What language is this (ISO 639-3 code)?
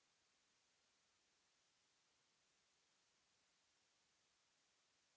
fra